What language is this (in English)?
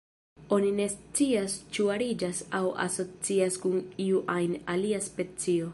Esperanto